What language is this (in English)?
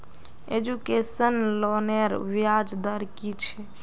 Magahi